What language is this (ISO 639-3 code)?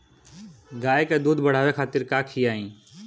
bho